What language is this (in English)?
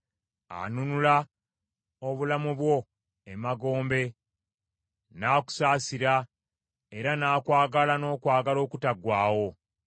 Ganda